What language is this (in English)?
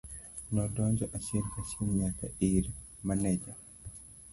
Luo (Kenya and Tanzania)